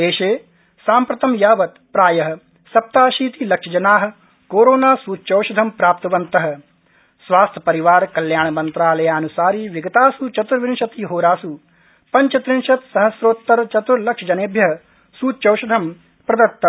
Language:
Sanskrit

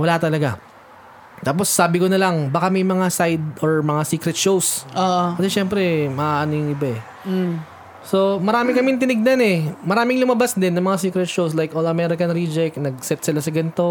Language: Filipino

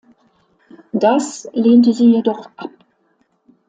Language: German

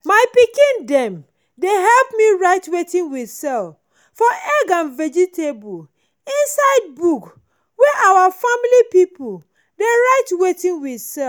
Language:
Nigerian Pidgin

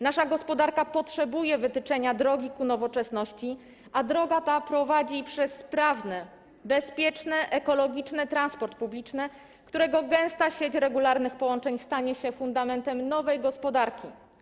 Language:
Polish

